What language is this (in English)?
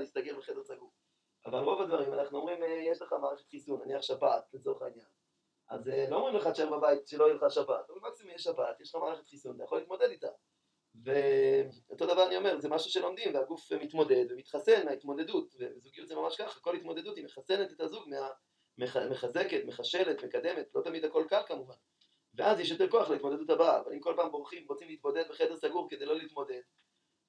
Hebrew